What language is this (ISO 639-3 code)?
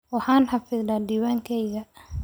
som